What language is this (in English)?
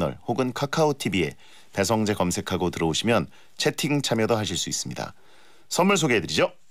Korean